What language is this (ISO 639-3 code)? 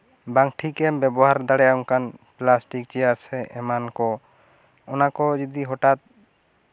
sat